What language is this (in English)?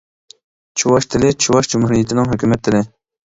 Uyghur